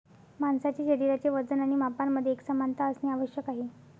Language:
Marathi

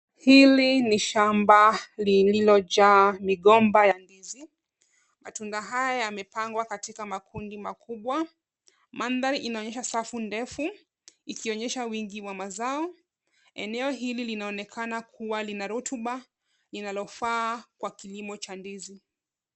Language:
Swahili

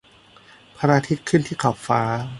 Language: Thai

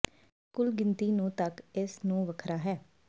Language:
Punjabi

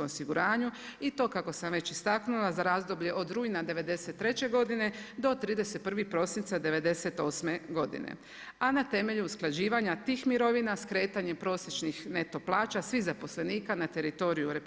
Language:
Croatian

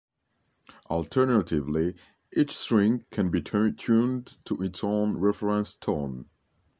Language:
English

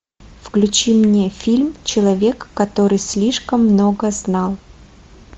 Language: Russian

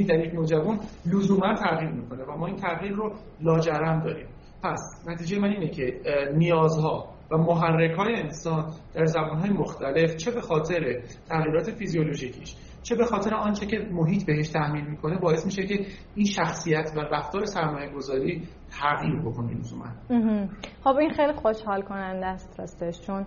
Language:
Persian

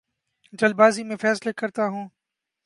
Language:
Urdu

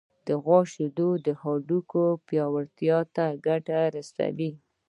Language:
Pashto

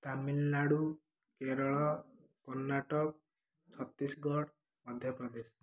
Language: Odia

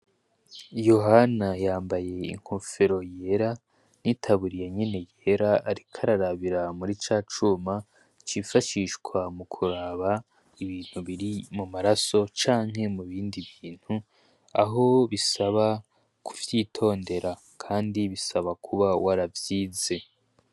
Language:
Rundi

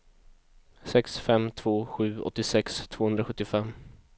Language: Swedish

